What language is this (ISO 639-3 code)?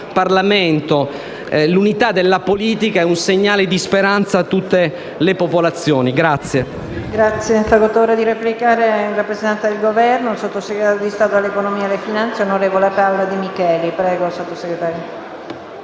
ita